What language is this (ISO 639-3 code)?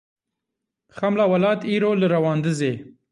kur